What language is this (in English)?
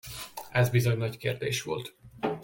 Hungarian